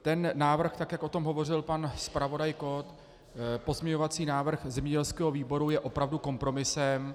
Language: Czech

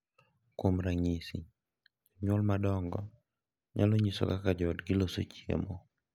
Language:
Luo (Kenya and Tanzania)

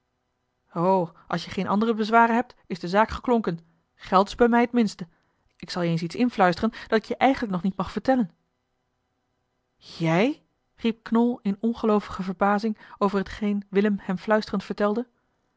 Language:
Dutch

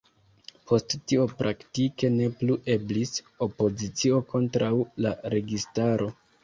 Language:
Esperanto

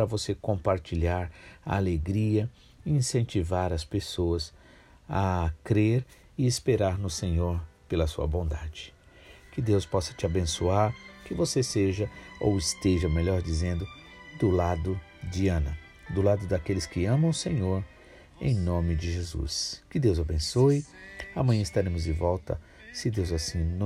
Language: Portuguese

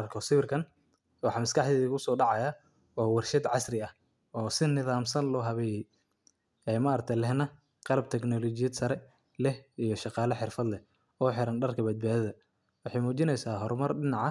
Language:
Somali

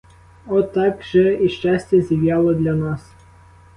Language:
Ukrainian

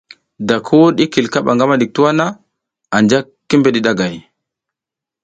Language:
South Giziga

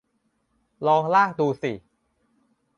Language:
Thai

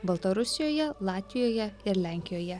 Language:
Lithuanian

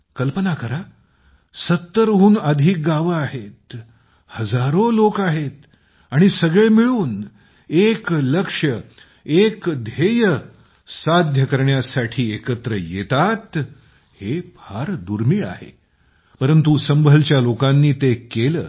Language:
Marathi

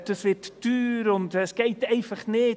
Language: Swiss German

